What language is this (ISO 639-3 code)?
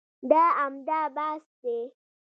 pus